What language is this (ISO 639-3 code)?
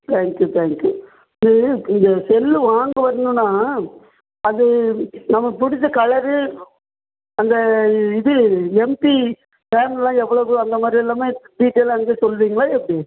tam